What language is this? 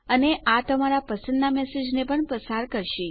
Gujarati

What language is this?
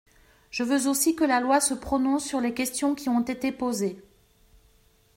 French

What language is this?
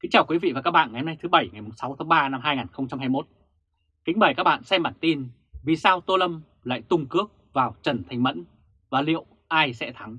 Vietnamese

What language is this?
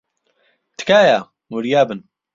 Central Kurdish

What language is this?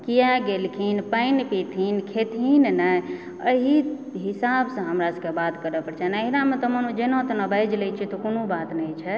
Maithili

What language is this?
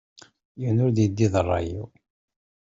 Kabyle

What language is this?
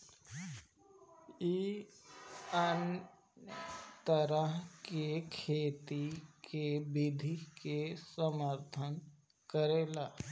Bhojpuri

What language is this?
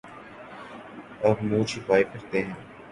Urdu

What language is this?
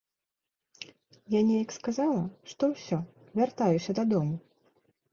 Belarusian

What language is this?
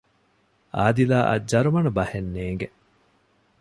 Divehi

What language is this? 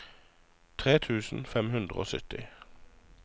Norwegian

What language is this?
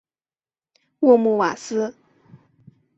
Chinese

